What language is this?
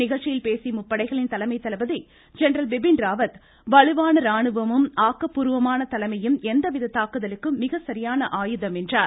Tamil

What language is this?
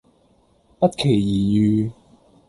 Cantonese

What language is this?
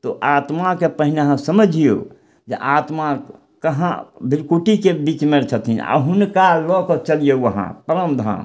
Maithili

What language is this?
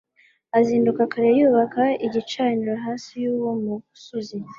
Kinyarwanda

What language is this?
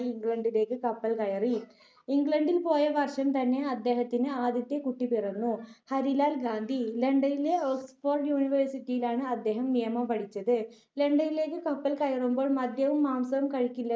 Malayalam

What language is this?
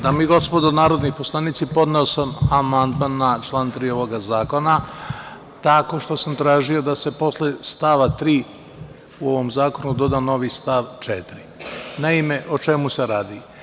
Serbian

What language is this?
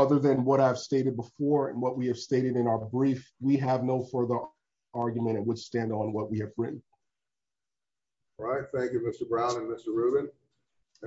English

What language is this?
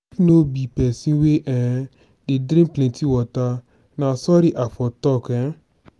Nigerian Pidgin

